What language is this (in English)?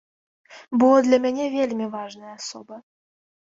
Belarusian